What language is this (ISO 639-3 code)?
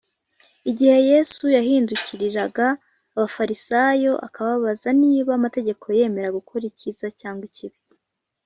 kin